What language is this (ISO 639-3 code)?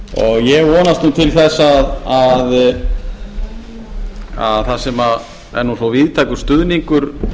isl